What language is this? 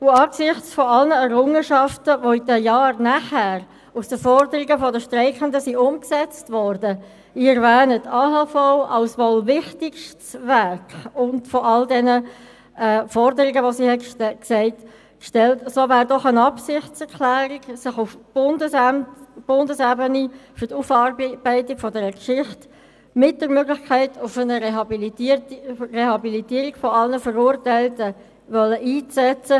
Swiss German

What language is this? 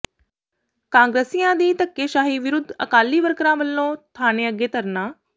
Punjabi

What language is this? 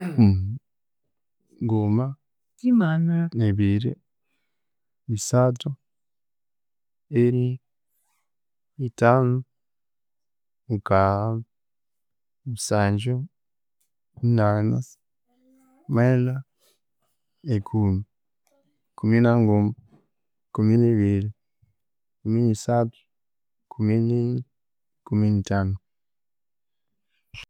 Konzo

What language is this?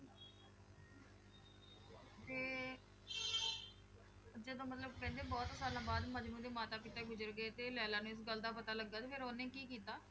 Punjabi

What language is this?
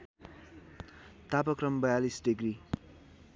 Nepali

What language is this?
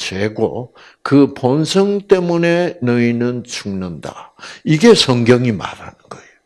Korean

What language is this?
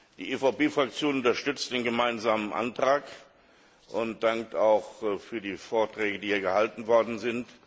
German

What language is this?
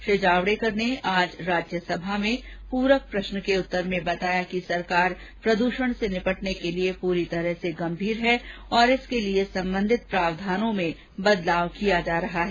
Hindi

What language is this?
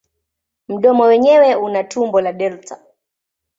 Swahili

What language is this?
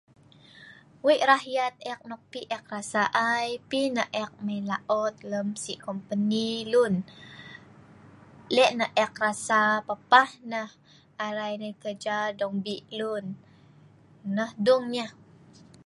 Sa'ban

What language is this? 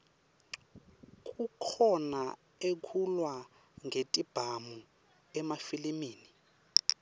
Swati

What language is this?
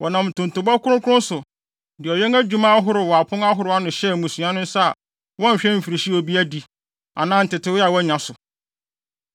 Akan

